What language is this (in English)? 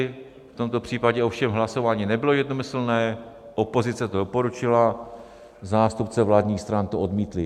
Czech